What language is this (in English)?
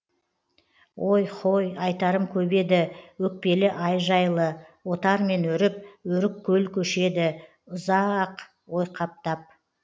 Kazakh